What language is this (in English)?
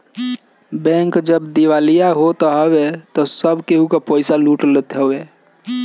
Bhojpuri